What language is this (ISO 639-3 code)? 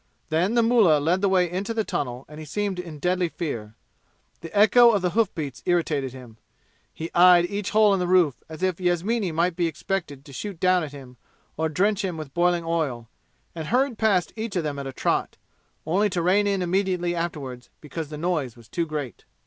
eng